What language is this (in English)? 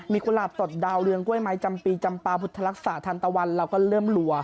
Thai